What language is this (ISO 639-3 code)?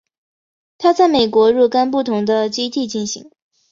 zho